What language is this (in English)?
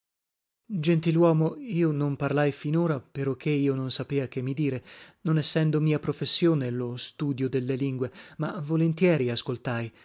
Italian